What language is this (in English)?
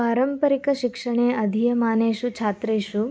Sanskrit